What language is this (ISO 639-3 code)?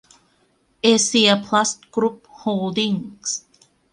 tha